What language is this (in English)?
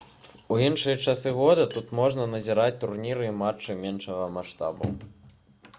Belarusian